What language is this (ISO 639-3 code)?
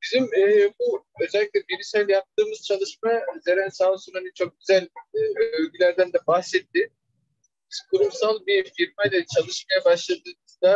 tur